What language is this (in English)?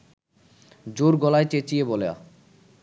Bangla